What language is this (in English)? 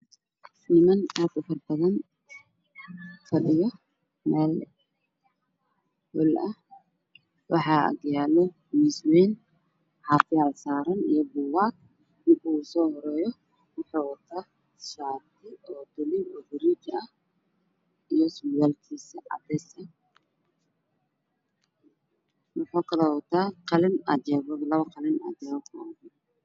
Somali